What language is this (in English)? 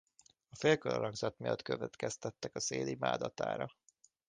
Hungarian